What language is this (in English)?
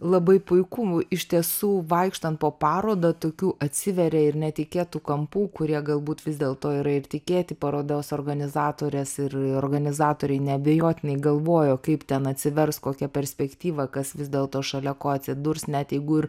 Lithuanian